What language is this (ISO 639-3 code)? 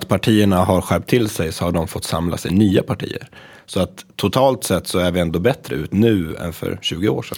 swe